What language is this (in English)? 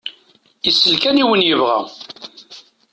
Kabyle